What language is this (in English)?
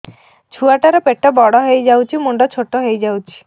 Odia